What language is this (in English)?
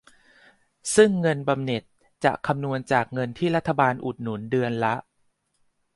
Thai